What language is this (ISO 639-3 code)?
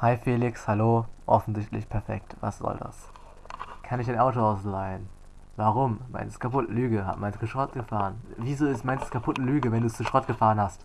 deu